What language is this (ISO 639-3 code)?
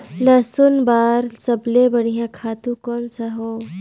hne